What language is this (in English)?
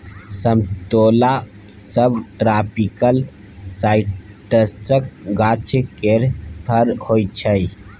Maithili